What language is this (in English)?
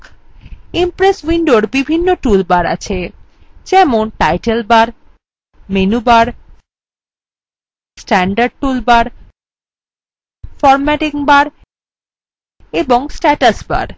Bangla